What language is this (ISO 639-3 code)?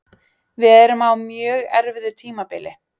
isl